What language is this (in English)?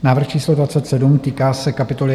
Czech